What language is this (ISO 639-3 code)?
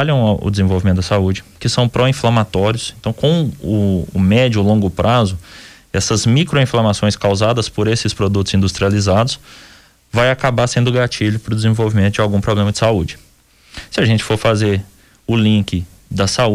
por